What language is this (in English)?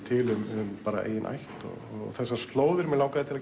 Icelandic